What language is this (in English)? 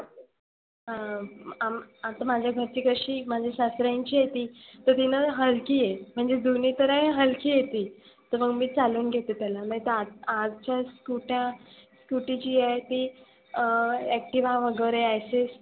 Marathi